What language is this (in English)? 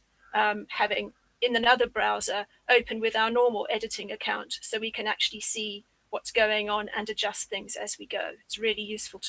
English